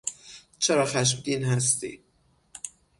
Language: Persian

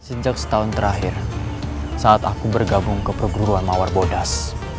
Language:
Indonesian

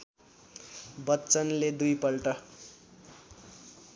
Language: Nepali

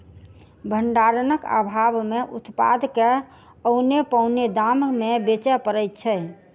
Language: Maithili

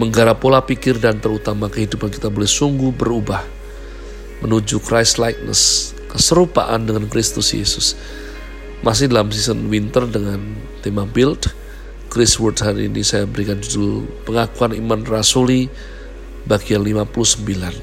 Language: Indonesian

